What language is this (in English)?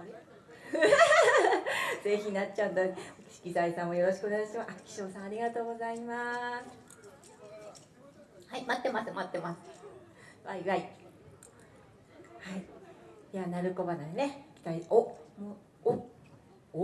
Japanese